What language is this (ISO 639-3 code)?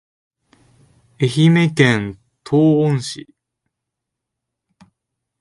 jpn